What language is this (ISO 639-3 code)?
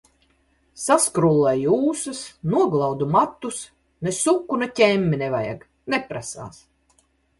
lav